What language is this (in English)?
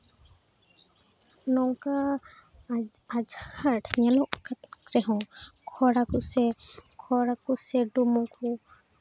Santali